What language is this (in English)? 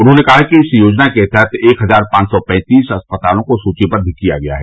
Hindi